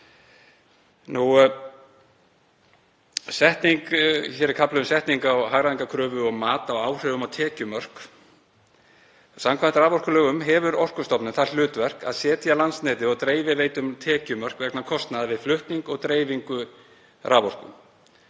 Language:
Icelandic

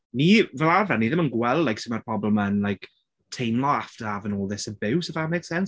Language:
Welsh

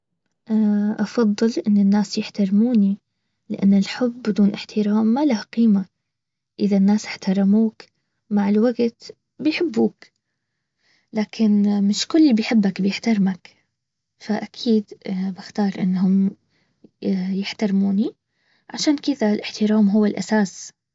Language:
Baharna Arabic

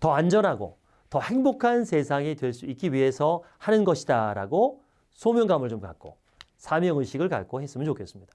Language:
Korean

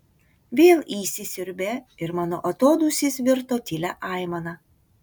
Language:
Lithuanian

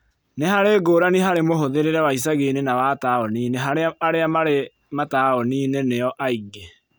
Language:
Kikuyu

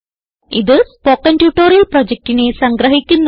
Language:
Malayalam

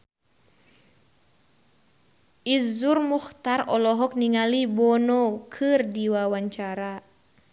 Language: Sundanese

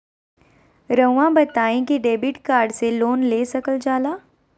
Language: Magahi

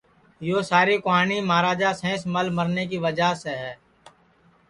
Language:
Sansi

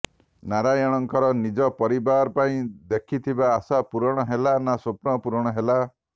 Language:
Odia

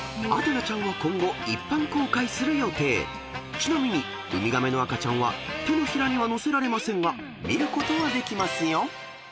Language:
Japanese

